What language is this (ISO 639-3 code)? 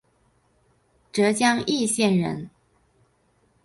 zho